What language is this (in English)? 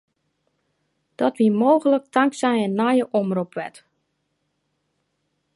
Western Frisian